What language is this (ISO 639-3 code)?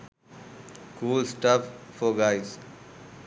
sin